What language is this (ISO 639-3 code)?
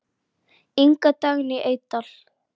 isl